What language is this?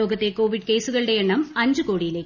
Malayalam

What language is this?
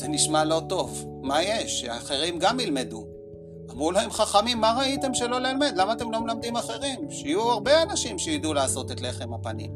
Hebrew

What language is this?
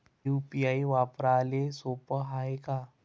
Marathi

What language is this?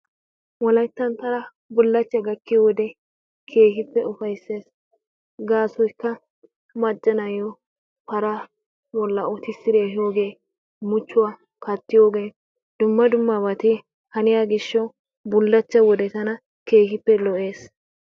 Wolaytta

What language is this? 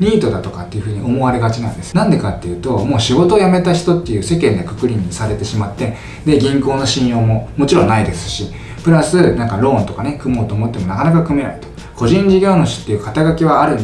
Japanese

